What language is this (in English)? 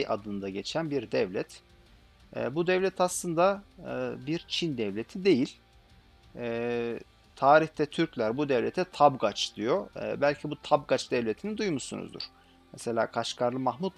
Turkish